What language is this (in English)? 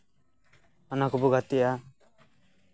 Santali